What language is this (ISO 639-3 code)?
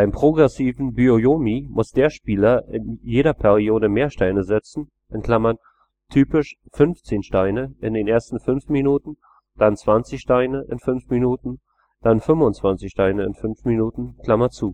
deu